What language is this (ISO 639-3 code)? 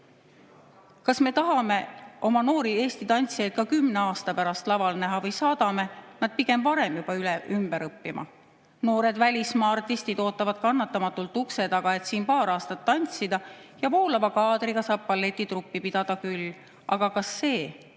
est